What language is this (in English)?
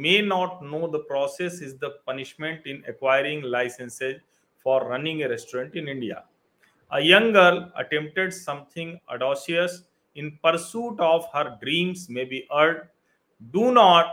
Hindi